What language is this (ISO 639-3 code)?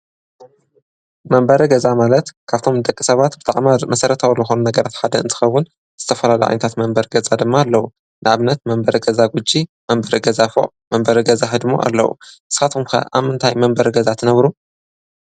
tir